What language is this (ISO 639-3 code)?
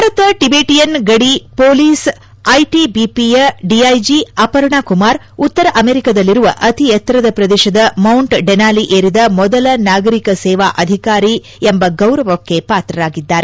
kan